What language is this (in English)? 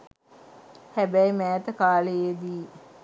Sinhala